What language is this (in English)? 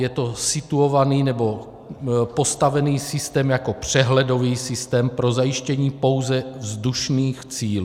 Czech